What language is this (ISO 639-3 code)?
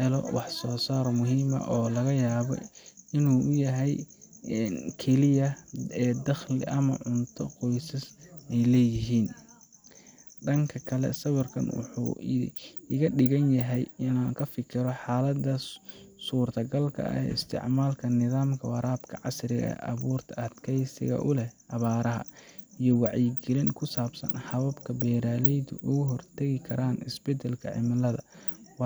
som